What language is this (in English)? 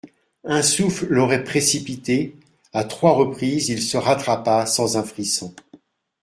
French